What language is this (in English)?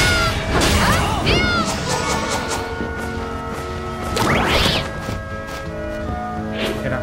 Spanish